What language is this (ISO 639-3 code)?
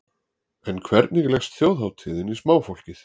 isl